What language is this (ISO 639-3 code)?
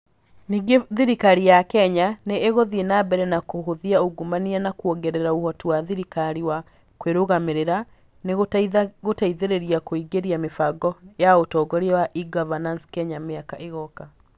kik